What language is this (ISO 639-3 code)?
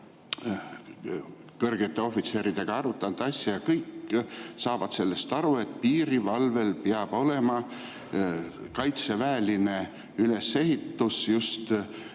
est